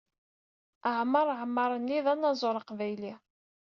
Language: Kabyle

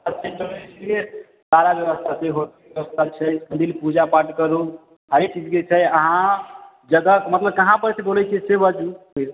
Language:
Maithili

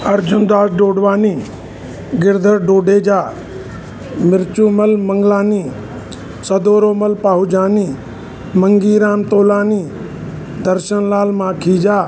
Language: Sindhi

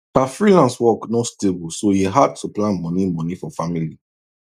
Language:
Nigerian Pidgin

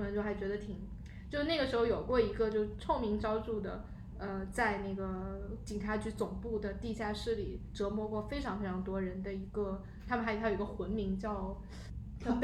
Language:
Chinese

